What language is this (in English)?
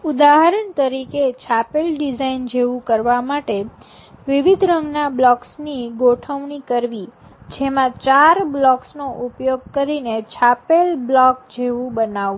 Gujarati